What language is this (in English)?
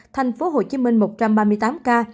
Vietnamese